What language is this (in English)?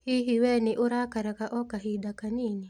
Kikuyu